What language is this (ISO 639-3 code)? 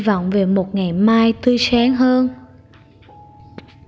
vie